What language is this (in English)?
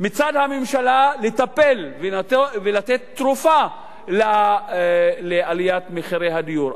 Hebrew